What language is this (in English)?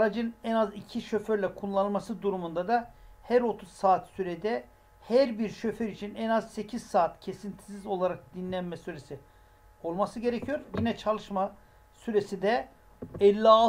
Turkish